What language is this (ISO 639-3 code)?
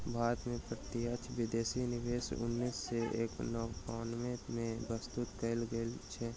mai